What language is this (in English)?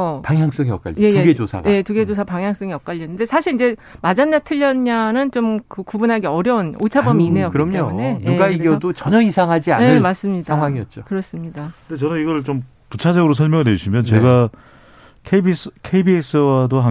Korean